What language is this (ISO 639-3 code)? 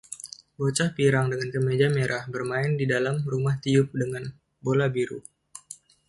ind